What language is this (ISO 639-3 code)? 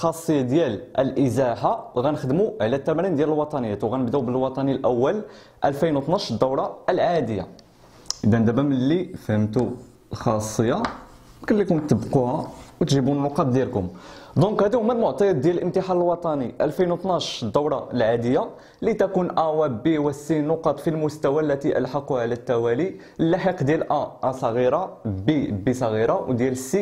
ara